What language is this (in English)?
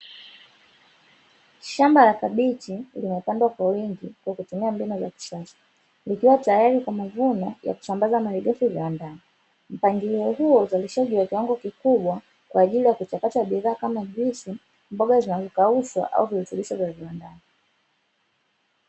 Swahili